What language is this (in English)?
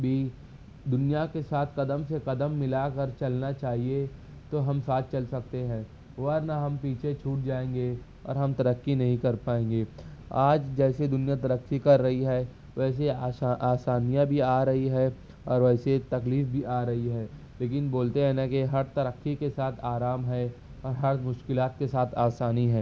Urdu